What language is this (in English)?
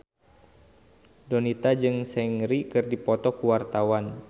Sundanese